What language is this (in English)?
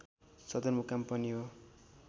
Nepali